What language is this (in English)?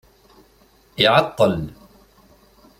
Kabyle